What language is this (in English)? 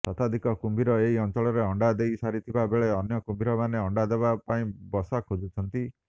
Odia